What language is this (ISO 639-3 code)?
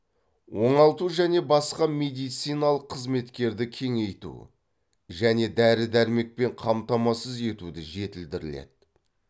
kaz